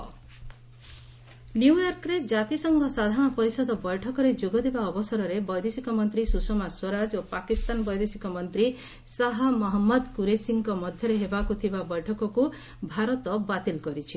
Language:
Odia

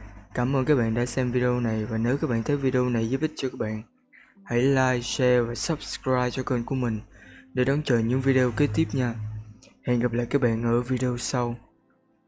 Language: Vietnamese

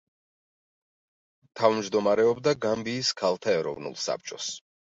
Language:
Georgian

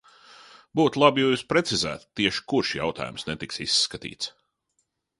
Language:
Latvian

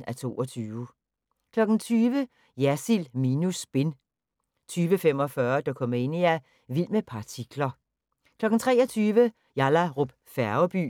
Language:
Danish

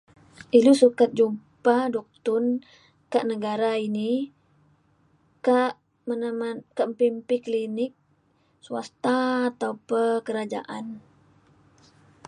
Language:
Mainstream Kenyah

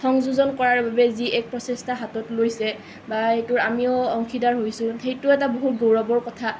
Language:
Assamese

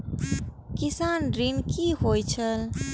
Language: Maithili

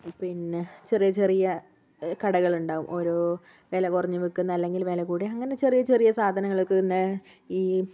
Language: Malayalam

